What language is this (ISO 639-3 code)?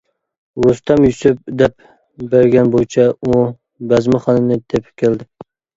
uig